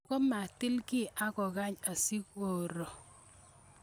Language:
Kalenjin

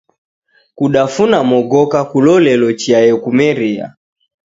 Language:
Taita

